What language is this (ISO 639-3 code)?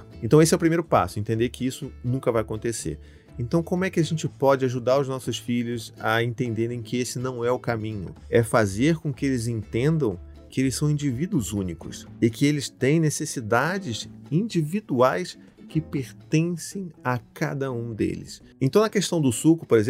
por